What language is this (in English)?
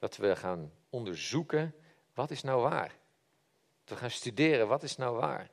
Dutch